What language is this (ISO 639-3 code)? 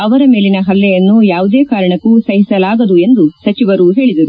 kan